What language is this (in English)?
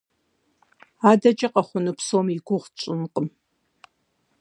Kabardian